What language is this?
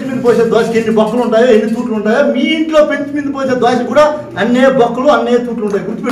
Turkish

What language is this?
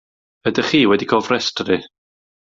Welsh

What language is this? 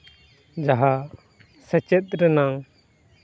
Santali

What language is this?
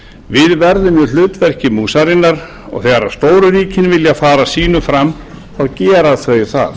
Icelandic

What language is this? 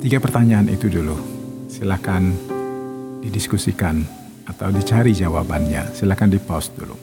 Indonesian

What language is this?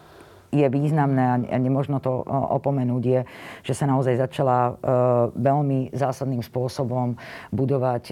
Slovak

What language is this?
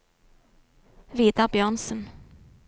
Norwegian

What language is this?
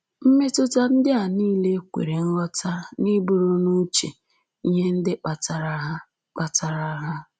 Igbo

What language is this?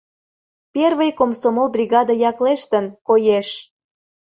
Mari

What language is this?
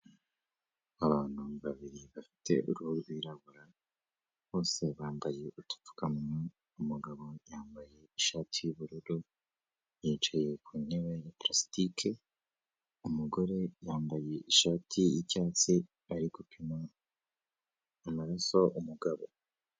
Kinyarwanda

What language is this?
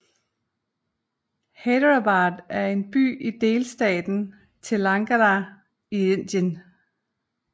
Danish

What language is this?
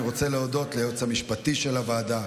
Hebrew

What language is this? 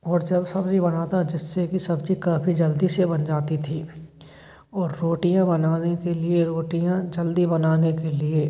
Hindi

